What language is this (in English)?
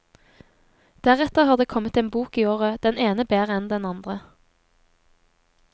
Norwegian